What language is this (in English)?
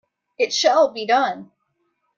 English